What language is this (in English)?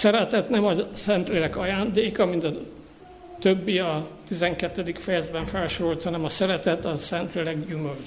Hungarian